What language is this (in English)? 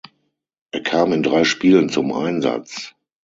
German